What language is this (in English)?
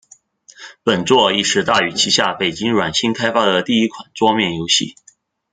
Chinese